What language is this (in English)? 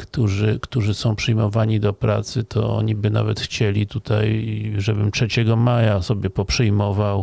Polish